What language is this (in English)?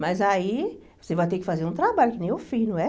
Portuguese